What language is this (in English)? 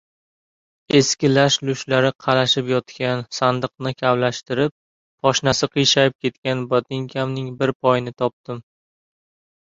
Uzbek